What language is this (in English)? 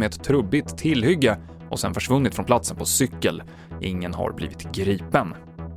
Swedish